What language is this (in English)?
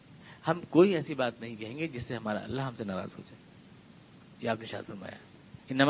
Urdu